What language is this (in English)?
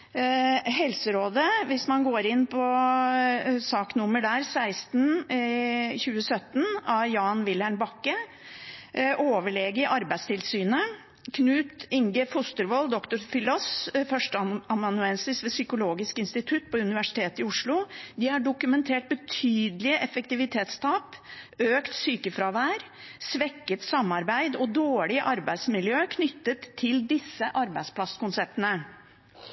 Norwegian Bokmål